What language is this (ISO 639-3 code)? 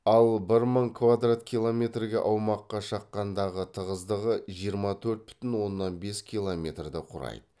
kaz